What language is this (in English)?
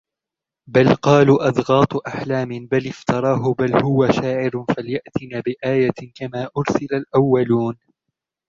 Arabic